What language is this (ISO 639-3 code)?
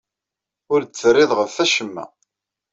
kab